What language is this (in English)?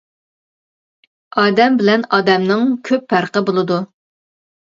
Uyghur